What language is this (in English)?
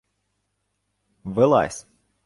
Ukrainian